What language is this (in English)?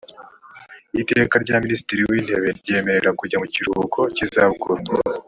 Kinyarwanda